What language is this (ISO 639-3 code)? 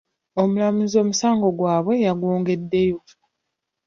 lug